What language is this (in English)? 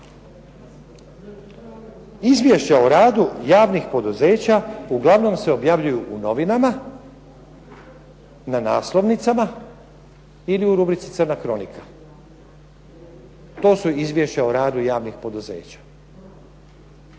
Croatian